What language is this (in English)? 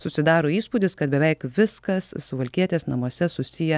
Lithuanian